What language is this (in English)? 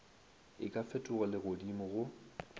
Northern Sotho